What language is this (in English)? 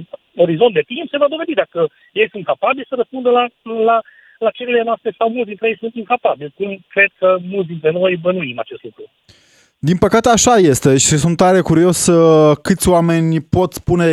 Romanian